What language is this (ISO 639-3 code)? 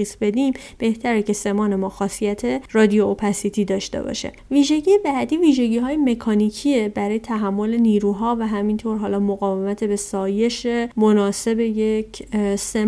fas